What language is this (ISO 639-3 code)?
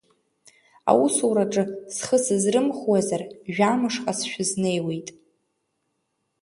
abk